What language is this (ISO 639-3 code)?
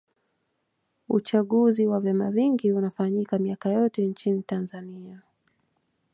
swa